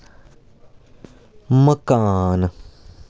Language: Dogri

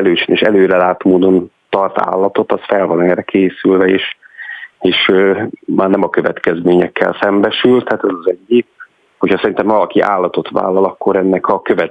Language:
Hungarian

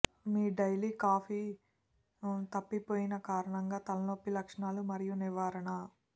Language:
Telugu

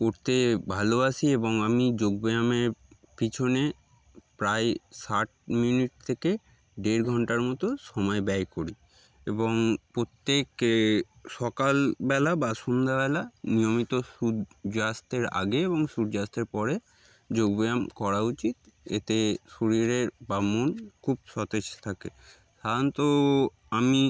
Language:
Bangla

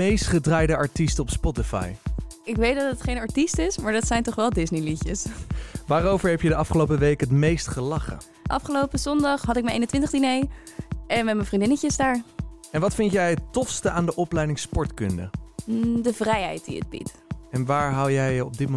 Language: Dutch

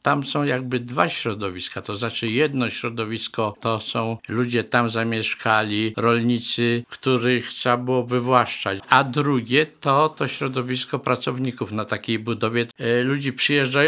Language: Polish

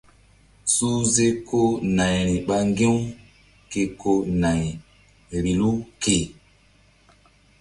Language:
Mbum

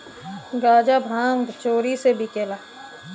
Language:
Bhojpuri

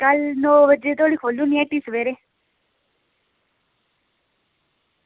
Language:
Dogri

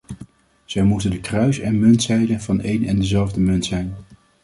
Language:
Dutch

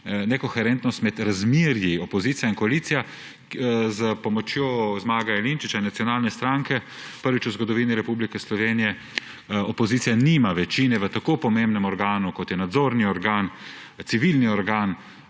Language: Slovenian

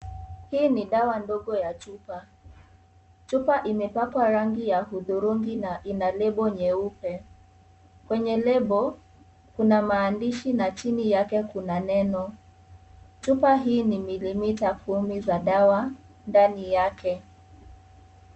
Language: Swahili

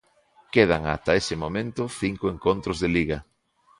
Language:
Galician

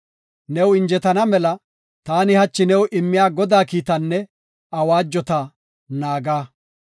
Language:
Gofa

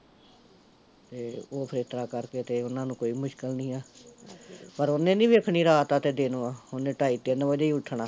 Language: Punjabi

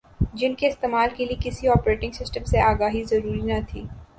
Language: Urdu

